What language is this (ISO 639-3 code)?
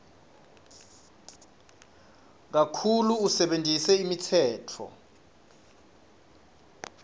ssw